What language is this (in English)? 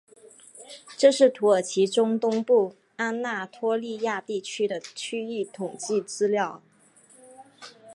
Chinese